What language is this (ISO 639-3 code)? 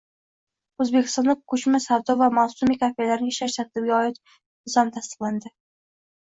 uzb